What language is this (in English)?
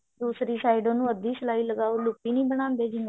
Punjabi